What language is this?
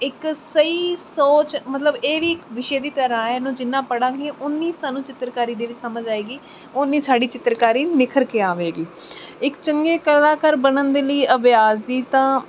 Punjabi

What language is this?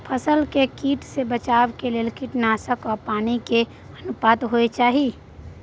Maithili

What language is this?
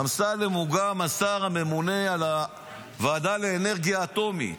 Hebrew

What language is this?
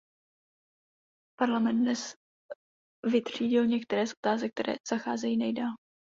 Czech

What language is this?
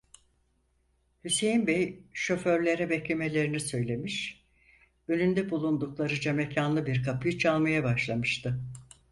Turkish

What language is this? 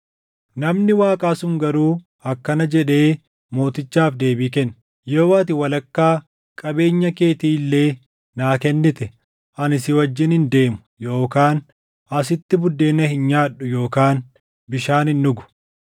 Oromo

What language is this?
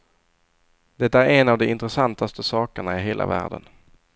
Swedish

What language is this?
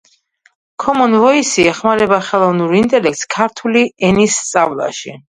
Georgian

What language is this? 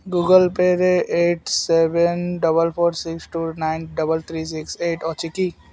Odia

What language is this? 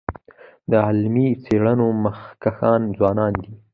Pashto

